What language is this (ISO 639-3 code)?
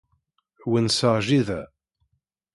kab